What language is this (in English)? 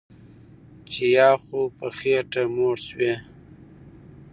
Pashto